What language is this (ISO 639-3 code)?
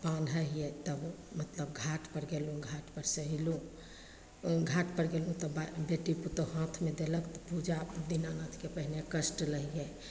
mai